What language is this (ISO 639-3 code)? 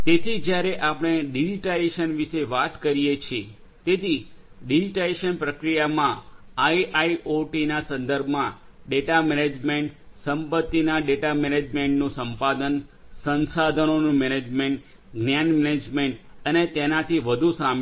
guj